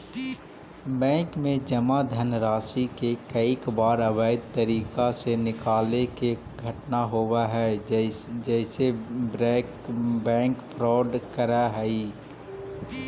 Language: Magahi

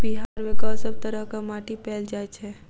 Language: Maithili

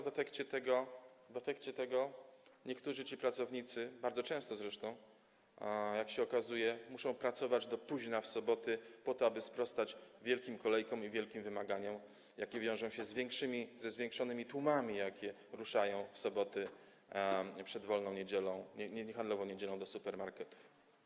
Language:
Polish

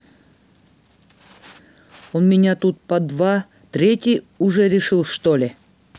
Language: Russian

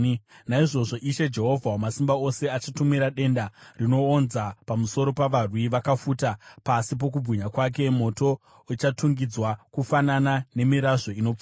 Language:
Shona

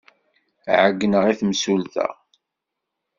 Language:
Kabyle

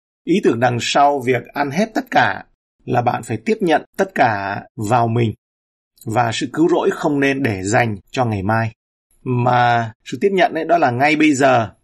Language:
Vietnamese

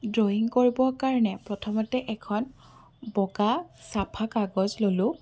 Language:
Assamese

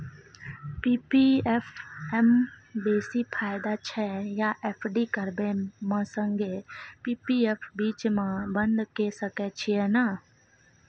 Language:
Maithili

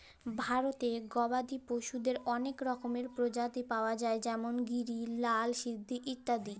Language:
Bangla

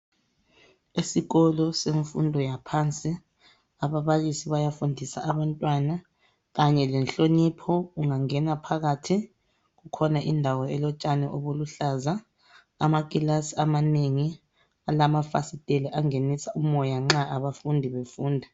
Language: North Ndebele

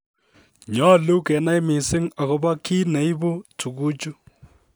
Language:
Kalenjin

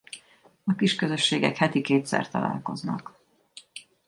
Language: Hungarian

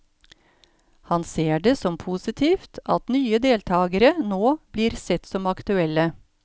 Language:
Norwegian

